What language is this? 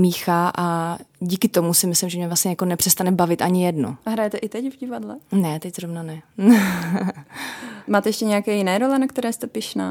Czech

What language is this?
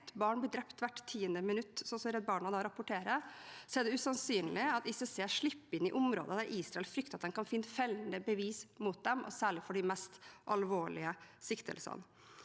Norwegian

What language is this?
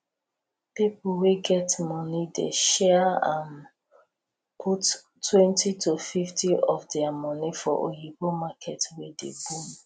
Nigerian Pidgin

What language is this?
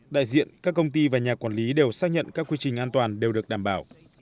Vietnamese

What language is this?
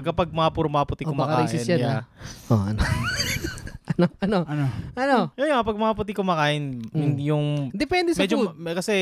Filipino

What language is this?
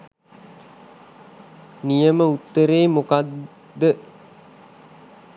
Sinhala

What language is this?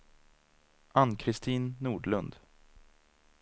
Swedish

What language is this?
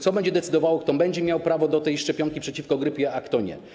Polish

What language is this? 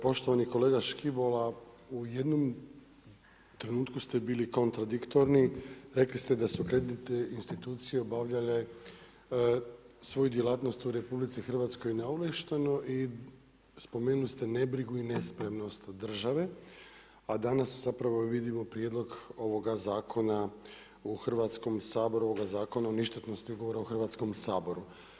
Croatian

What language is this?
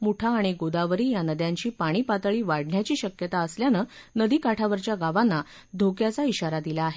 Marathi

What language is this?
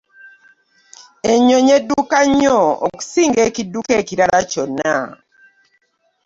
Ganda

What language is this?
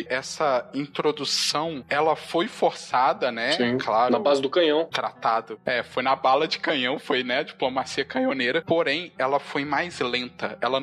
Portuguese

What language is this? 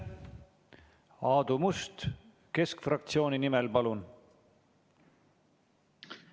Estonian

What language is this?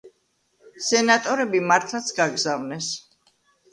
Georgian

